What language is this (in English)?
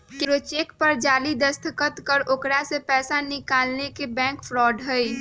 Magahi